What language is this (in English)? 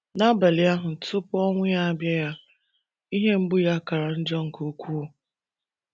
Igbo